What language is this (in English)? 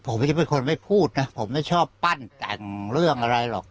Thai